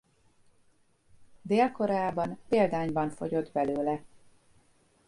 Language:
Hungarian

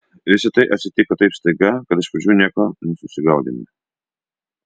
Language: Lithuanian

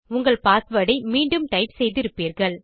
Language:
Tamil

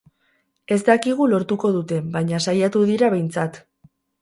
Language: Basque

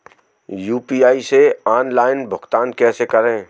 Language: Hindi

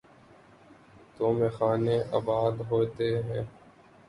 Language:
Urdu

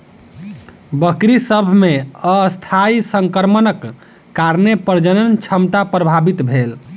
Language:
Maithili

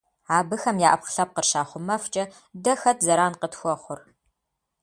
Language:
Kabardian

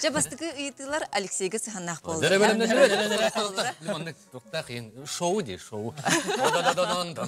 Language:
Turkish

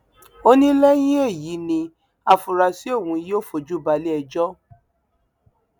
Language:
Yoruba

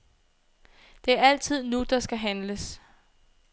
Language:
Danish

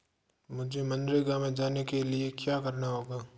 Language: Hindi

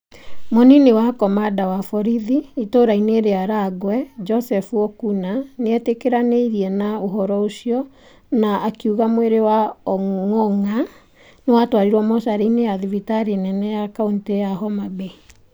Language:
Kikuyu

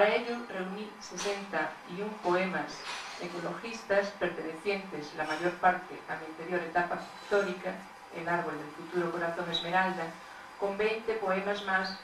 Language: Spanish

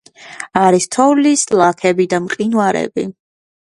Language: Georgian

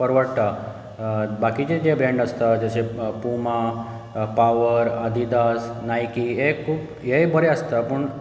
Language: Konkani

